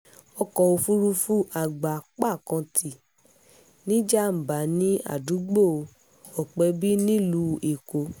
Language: Yoruba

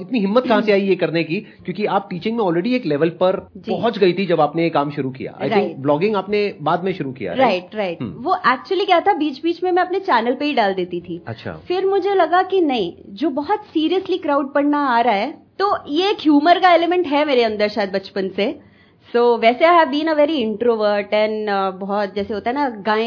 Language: Hindi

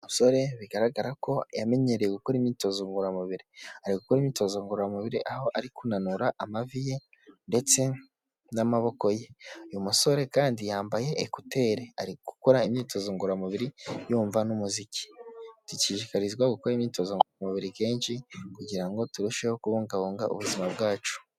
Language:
Kinyarwanda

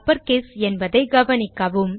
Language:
Tamil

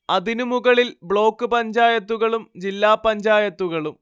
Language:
Malayalam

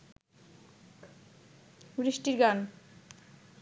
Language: Bangla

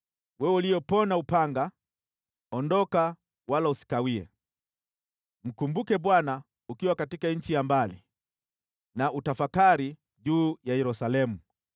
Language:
Swahili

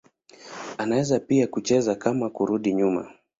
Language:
Swahili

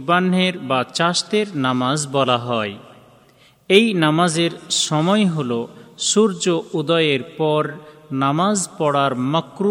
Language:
Bangla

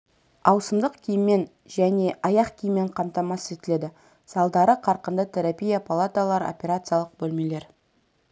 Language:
Kazakh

